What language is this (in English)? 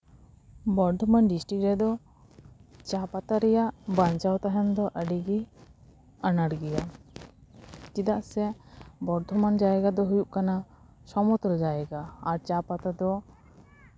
Santali